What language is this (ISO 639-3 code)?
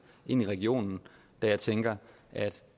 dan